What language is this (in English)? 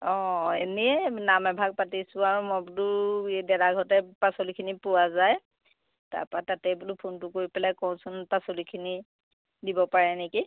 Assamese